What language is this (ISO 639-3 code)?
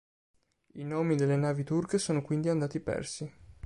ita